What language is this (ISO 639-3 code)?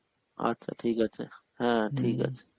ben